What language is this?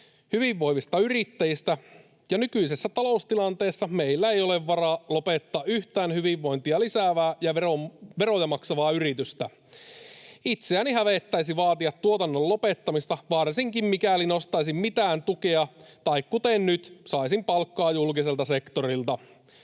Finnish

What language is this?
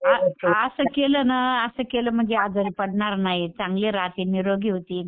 Marathi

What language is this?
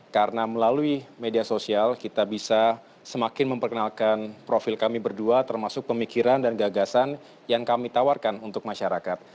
Indonesian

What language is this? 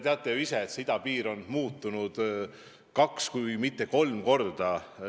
Estonian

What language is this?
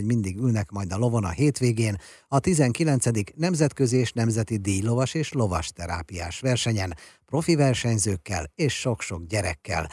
Hungarian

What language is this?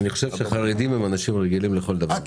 Hebrew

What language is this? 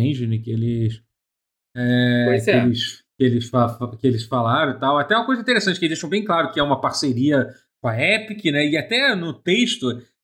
Portuguese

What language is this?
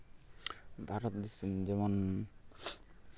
Santali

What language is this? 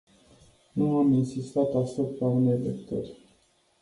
Romanian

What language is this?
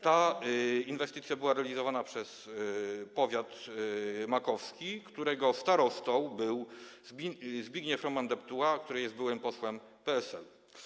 Polish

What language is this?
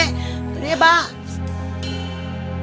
Indonesian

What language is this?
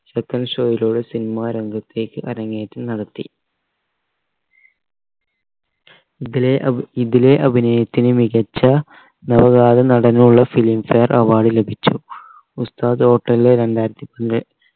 Malayalam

